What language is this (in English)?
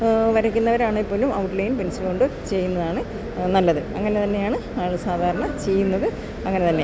Malayalam